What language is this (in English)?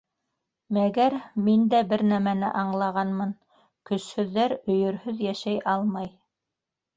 Bashkir